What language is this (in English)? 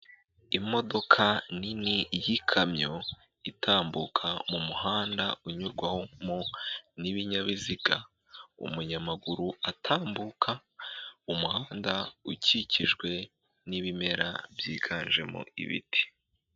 Kinyarwanda